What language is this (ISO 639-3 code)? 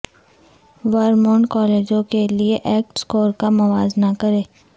urd